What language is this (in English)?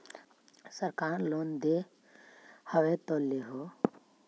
Magahi